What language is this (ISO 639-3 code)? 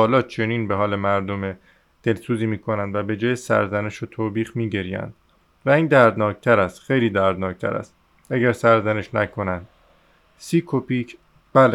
fas